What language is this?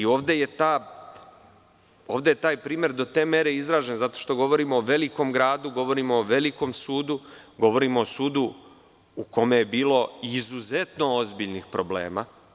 Serbian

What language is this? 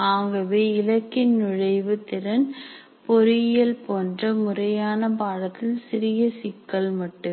Tamil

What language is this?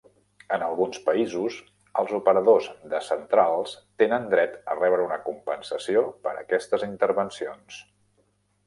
Catalan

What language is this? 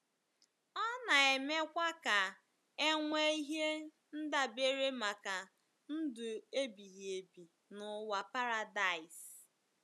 Igbo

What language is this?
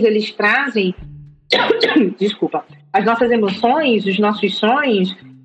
Portuguese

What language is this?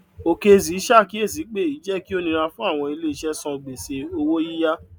Yoruba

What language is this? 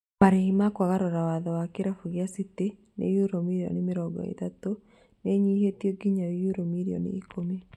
Kikuyu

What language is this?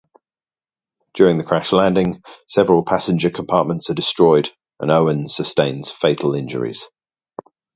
English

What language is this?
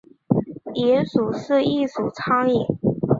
Chinese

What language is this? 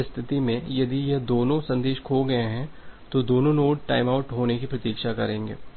Hindi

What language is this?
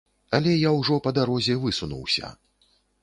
Belarusian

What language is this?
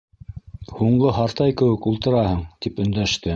Bashkir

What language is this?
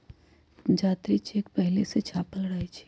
Magahi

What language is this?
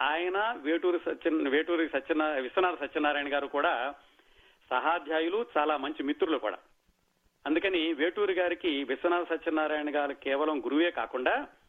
Telugu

